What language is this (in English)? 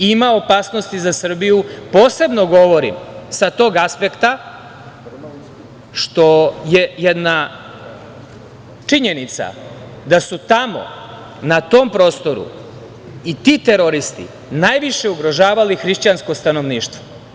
Serbian